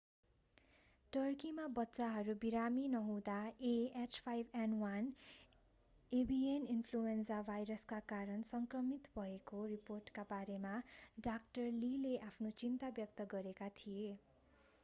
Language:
Nepali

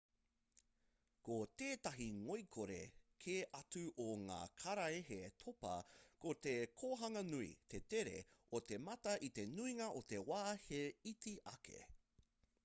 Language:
Māori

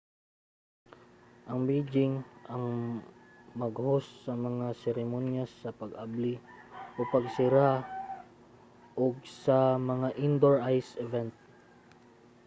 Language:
Cebuano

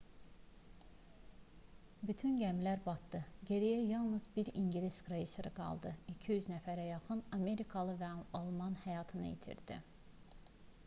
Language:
Azerbaijani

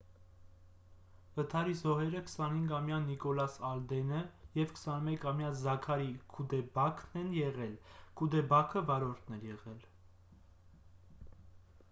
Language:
Armenian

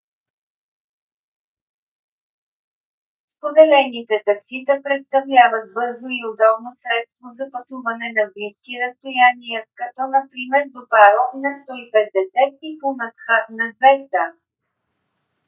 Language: Bulgarian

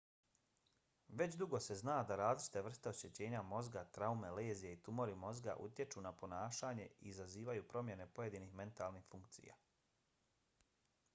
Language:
Bosnian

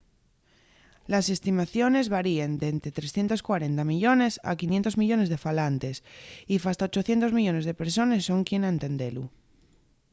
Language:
Asturian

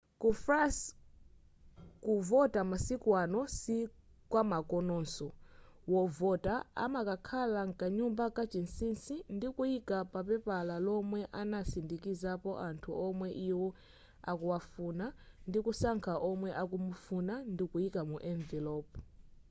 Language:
Nyanja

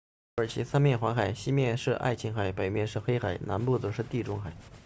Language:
Chinese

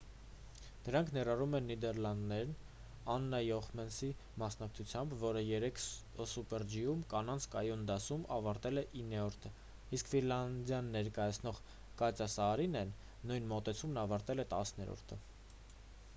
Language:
Armenian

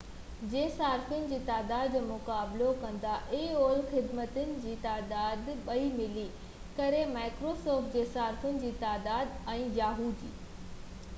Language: Sindhi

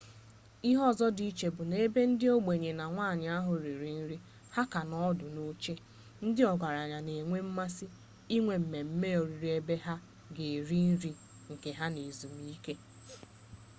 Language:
Igbo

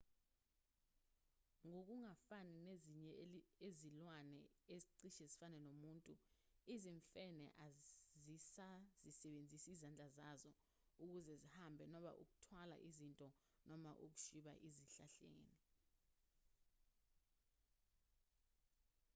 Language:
Zulu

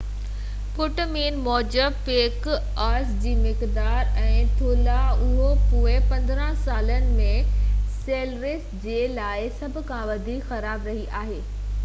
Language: Sindhi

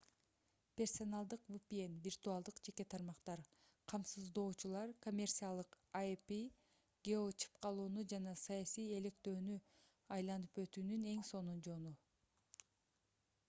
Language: Kyrgyz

